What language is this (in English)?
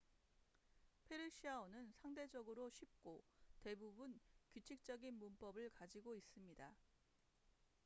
Korean